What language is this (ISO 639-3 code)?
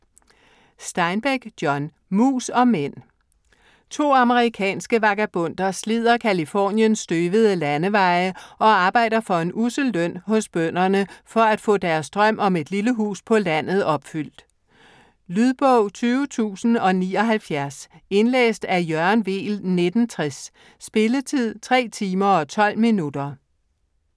dan